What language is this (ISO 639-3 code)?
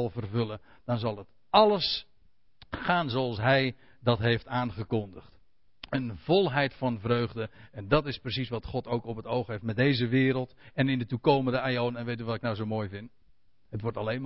nld